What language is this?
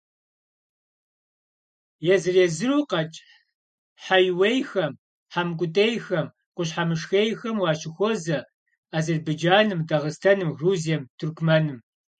Kabardian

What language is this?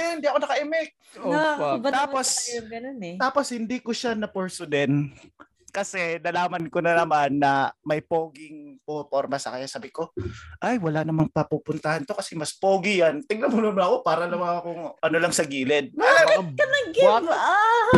Filipino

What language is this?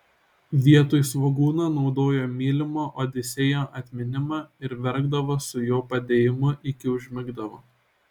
Lithuanian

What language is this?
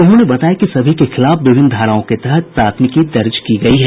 Hindi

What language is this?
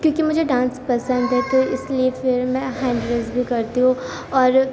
Urdu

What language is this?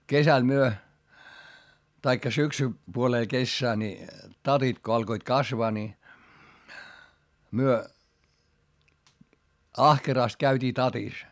Finnish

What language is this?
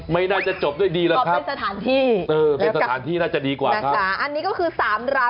Thai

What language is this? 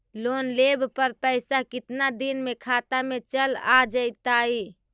Magahi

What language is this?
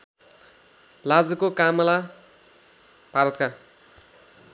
Nepali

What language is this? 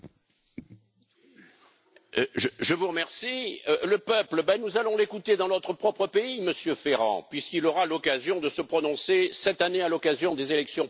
French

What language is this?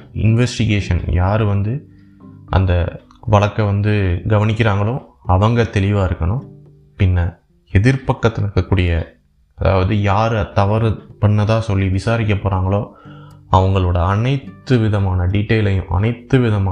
Tamil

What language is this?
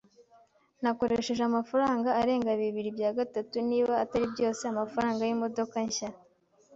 Kinyarwanda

